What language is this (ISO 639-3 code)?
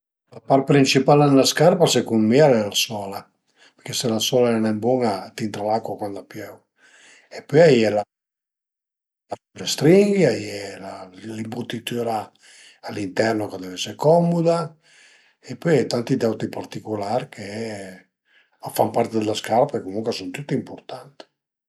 pms